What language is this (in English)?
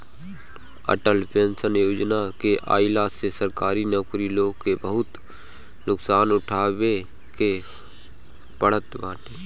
Bhojpuri